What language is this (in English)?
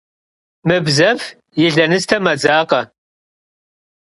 Kabardian